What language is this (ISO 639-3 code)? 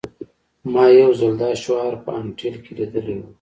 pus